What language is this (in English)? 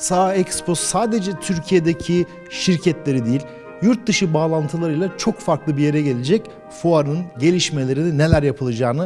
Turkish